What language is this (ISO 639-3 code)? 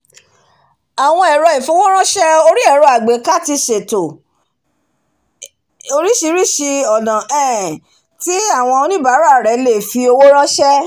yor